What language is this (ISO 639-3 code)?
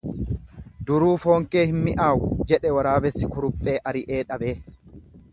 orm